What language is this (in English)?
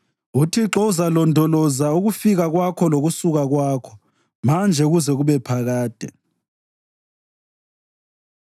North Ndebele